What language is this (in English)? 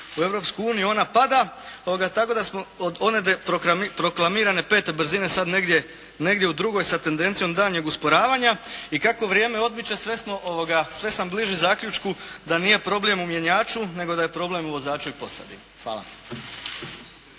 Croatian